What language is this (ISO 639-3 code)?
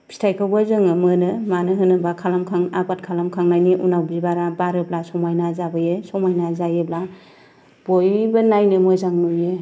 brx